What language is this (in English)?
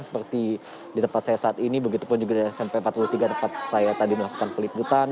Indonesian